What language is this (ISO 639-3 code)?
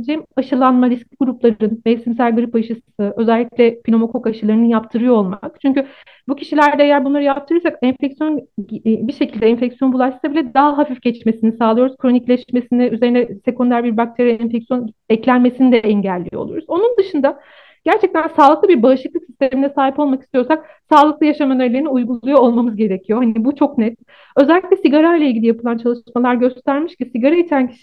tur